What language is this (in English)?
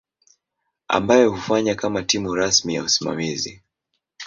Swahili